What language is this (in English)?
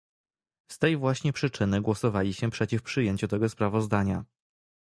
Polish